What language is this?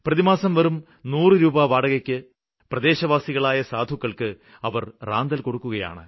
Malayalam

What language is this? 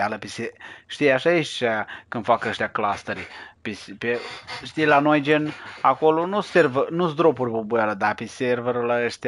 Romanian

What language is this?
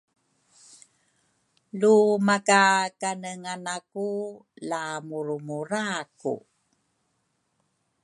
Rukai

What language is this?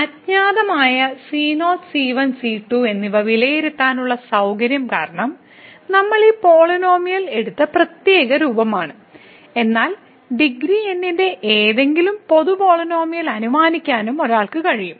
Malayalam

